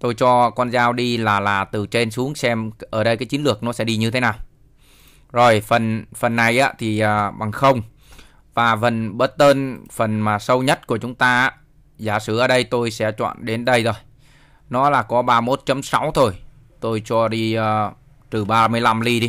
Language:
Vietnamese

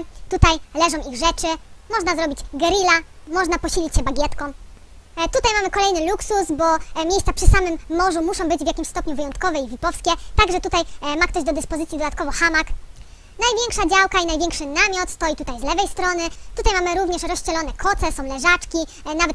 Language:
Polish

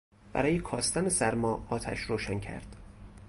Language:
Persian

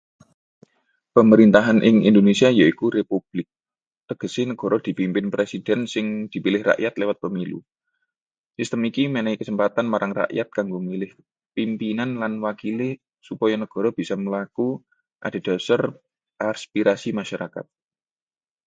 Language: Javanese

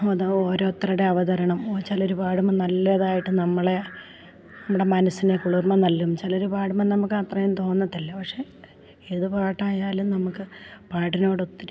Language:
Malayalam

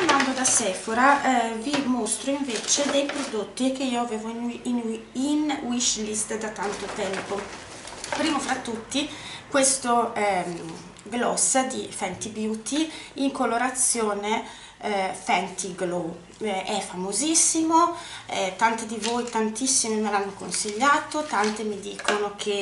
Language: Italian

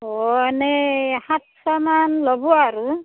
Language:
Assamese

